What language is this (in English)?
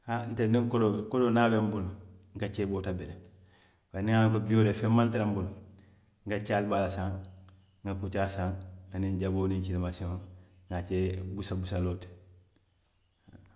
Western Maninkakan